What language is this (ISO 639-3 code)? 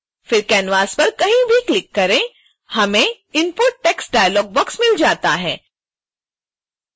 hin